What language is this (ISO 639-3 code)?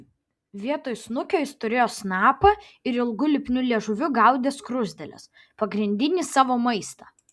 lit